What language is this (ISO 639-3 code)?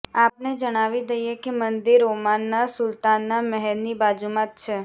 guj